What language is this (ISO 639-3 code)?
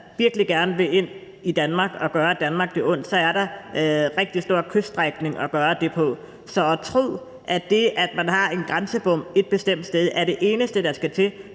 dan